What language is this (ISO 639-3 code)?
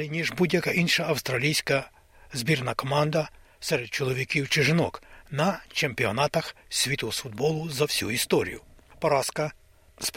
ukr